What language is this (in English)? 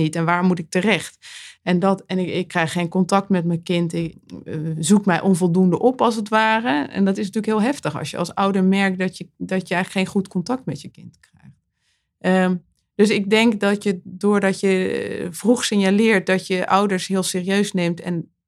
Dutch